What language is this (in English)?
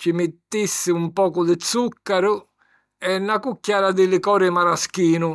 Sicilian